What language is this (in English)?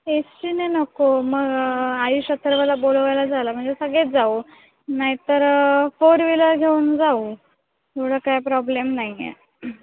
Marathi